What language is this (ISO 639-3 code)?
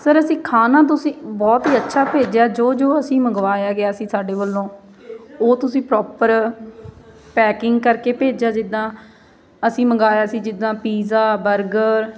pan